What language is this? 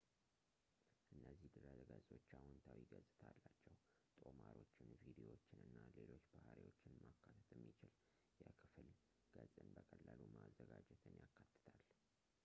Amharic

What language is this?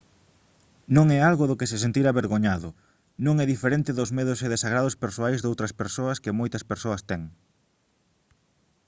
Galician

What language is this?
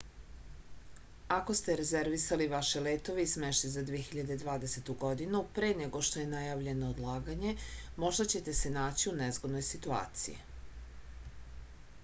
Serbian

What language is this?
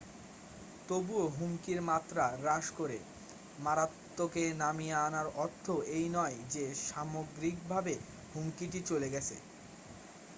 Bangla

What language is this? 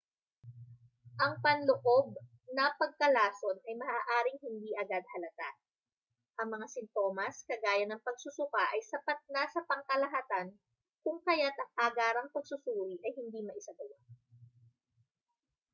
Filipino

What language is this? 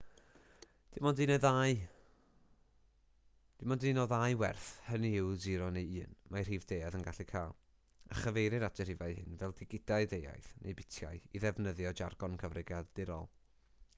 Welsh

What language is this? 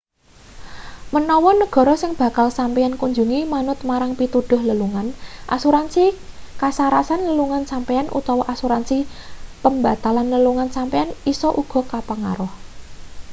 Javanese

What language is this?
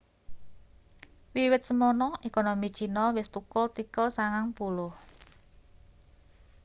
Javanese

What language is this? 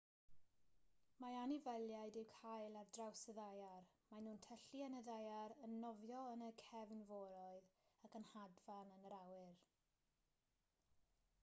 Welsh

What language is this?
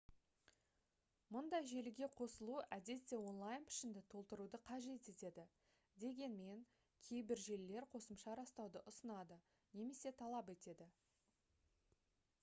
Kazakh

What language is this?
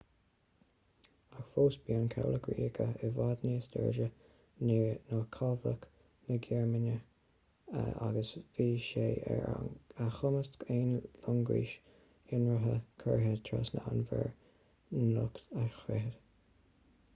Irish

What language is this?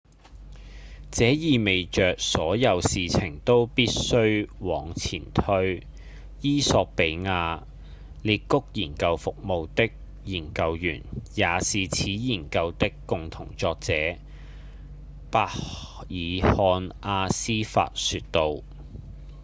Cantonese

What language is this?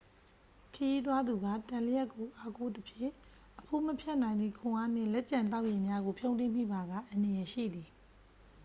Burmese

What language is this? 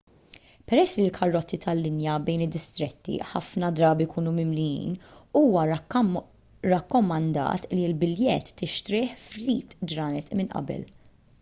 Maltese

